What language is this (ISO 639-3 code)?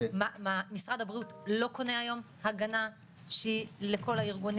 heb